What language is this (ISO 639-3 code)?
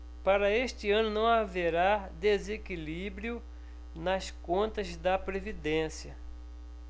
por